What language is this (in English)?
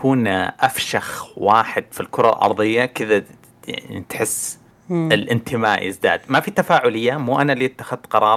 Arabic